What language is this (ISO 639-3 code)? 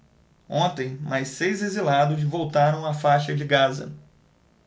por